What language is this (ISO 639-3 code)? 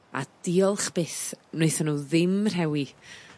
cym